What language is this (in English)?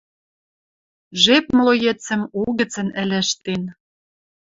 Western Mari